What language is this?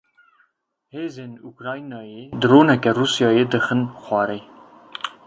Kurdish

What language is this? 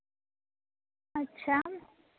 Santali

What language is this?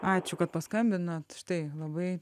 Lithuanian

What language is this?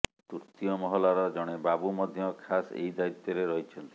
Odia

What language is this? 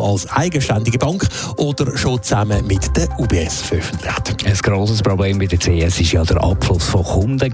German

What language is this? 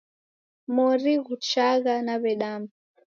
Taita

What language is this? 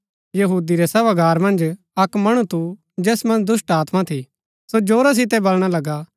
Gaddi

